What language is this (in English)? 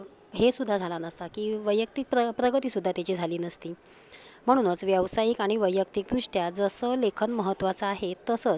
Marathi